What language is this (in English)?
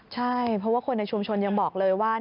Thai